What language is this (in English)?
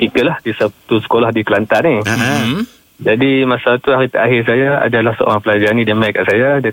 Malay